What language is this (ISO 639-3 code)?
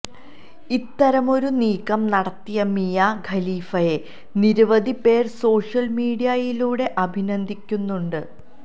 mal